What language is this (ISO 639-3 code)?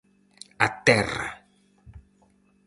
glg